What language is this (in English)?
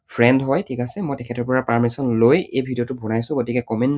Assamese